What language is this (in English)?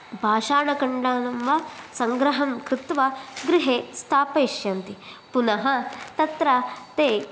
Sanskrit